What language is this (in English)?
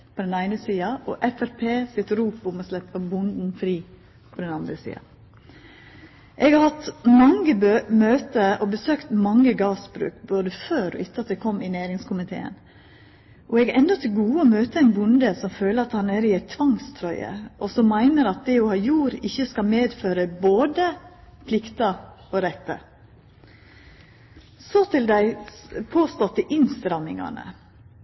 Norwegian Nynorsk